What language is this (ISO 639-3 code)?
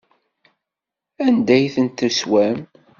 kab